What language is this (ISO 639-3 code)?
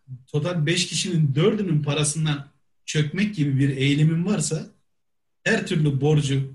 tur